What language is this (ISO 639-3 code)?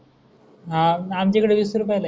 mar